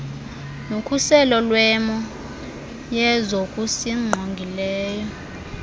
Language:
Xhosa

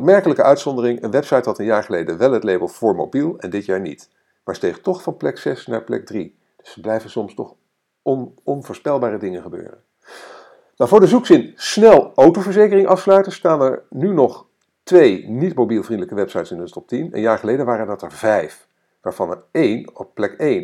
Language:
Dutch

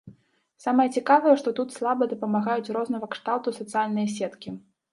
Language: Belarusian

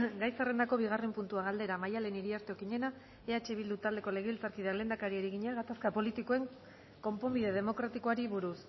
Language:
Basque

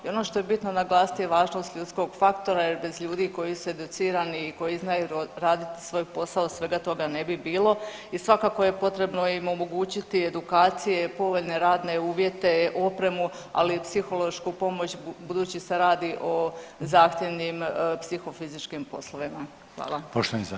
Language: Croatian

